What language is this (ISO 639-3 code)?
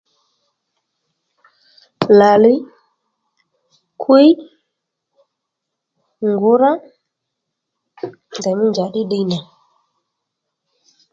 led